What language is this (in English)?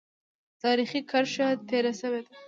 Pashto